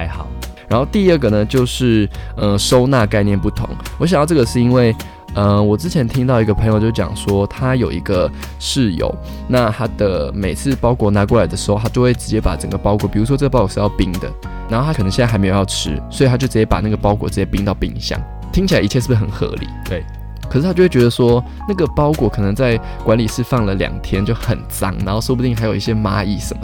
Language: Chinese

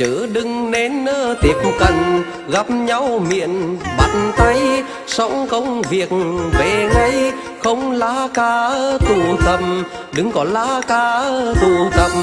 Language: Vietnamese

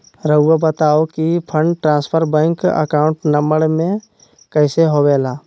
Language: Magahi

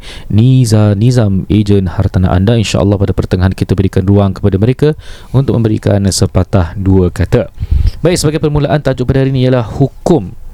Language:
Malay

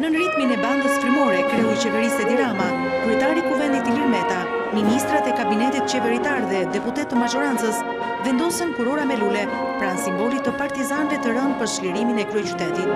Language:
Romanian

